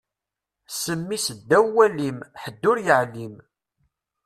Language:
Kabyle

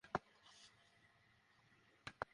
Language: Bangla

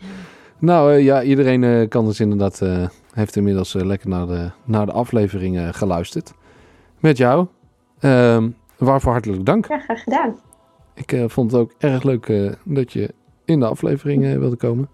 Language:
Dutch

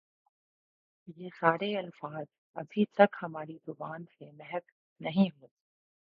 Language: Urdu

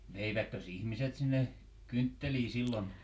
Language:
Finnish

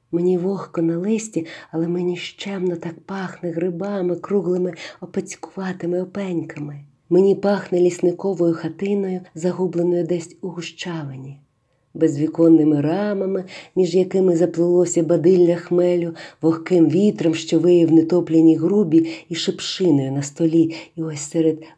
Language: Ukrainian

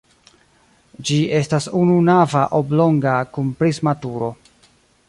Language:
Esperanto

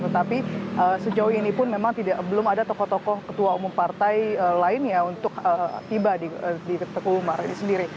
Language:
Indonesian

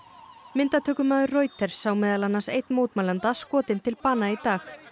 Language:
Icelandic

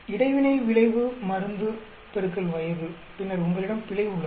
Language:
Tamil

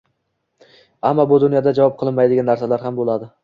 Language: Uzbek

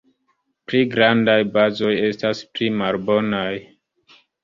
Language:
Esperanto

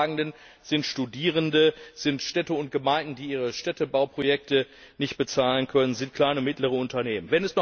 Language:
German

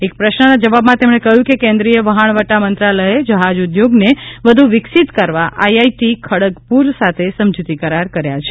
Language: Gujarati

